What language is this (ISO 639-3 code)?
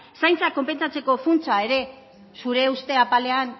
eus